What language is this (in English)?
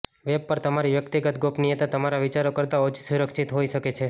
Gujarati